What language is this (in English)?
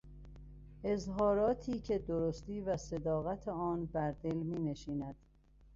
Persian